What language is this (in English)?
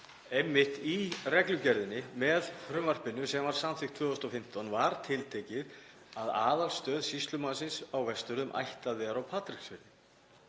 Icelandic